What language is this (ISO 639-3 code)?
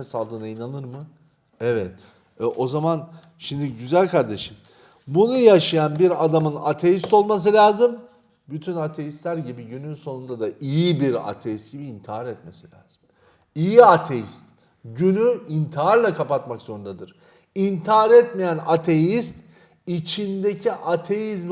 tur